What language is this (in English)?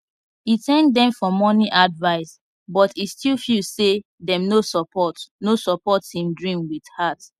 Nigerian Pidgin